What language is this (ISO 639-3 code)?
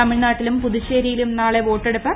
mal